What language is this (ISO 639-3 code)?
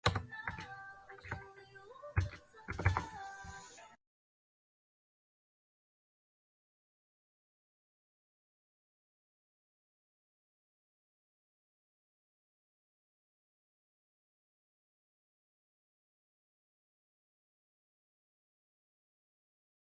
zho